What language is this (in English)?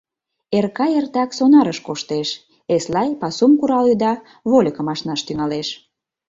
Mari